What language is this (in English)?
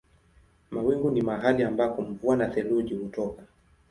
Swahili